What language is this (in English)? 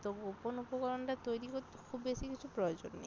Bangla